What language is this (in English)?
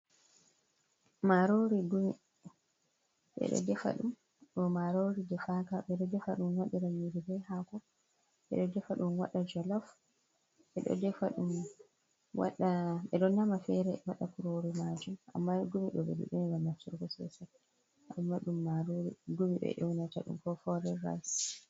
Fula